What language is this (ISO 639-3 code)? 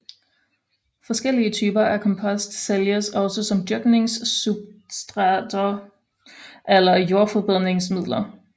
dan